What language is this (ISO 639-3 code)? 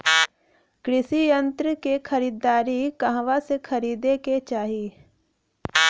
bho